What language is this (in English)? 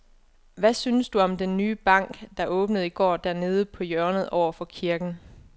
Danish